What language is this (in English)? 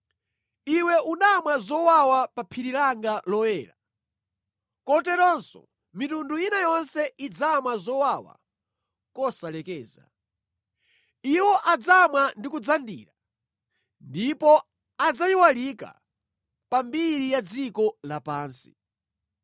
Nyanja